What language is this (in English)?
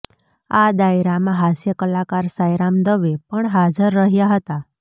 Gujarati